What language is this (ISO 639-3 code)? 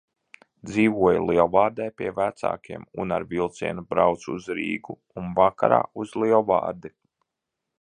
lav